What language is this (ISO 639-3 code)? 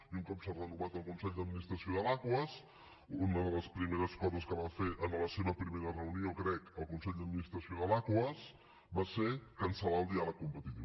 cat